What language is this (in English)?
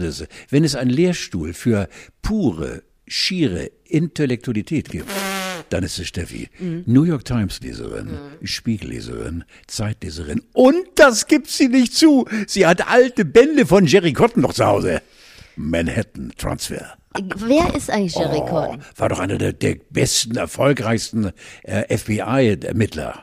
German